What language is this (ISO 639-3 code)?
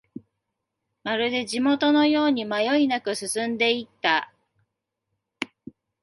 jpn